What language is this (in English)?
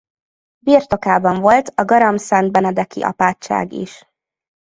Hungarian